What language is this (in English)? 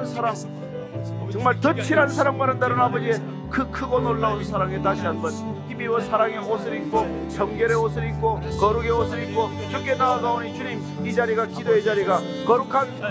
Korean